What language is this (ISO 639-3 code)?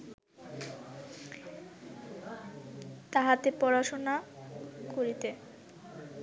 ben